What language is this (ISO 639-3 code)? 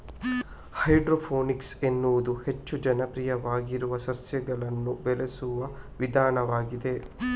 kan